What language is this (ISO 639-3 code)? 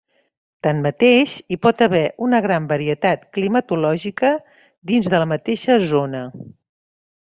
cat